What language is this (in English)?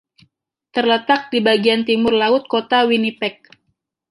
Indonesian